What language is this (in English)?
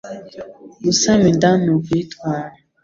Kinyarwanda